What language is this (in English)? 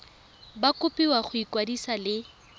Tswana